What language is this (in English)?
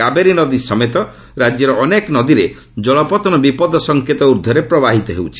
Odia